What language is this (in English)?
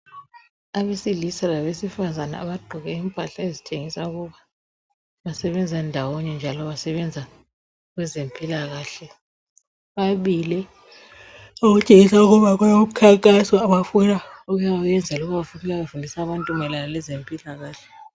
North Ndebele